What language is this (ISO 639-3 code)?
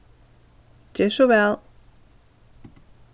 fao